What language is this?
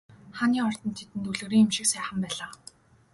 Mongolian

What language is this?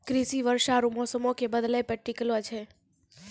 Maithili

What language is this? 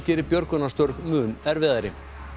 Icelandic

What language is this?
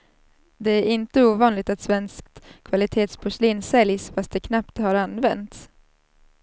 Swedish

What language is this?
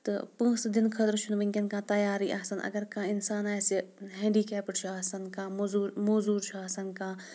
Kashmiri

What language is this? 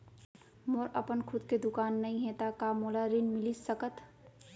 Chhattisgarhi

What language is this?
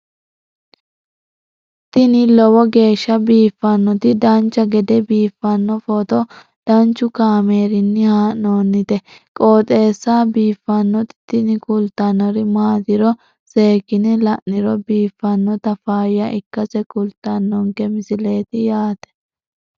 Sidamo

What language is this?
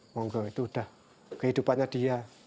Indonesian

